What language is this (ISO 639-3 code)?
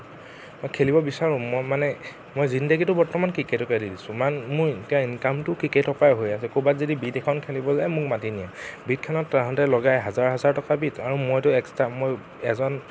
asm